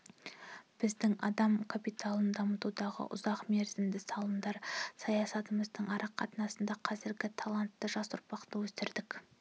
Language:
Kazakh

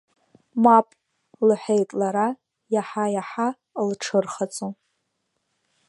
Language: Abkhazian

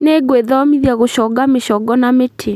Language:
Kikuyu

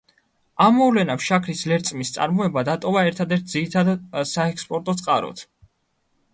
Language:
Georgian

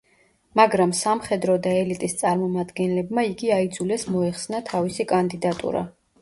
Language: Georgian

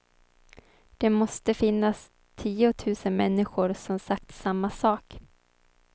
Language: Swedish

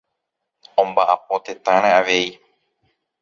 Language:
Guarani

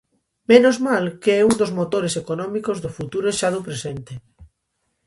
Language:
Galician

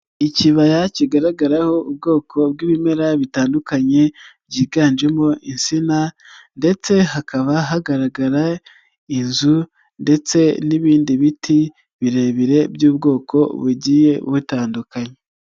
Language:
Kinyarwanda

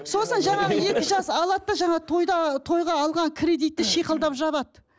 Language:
Kazakh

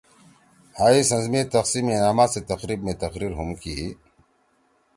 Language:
Torwali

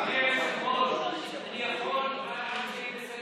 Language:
Hebrew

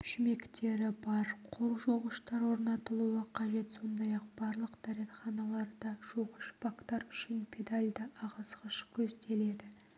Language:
Kazakh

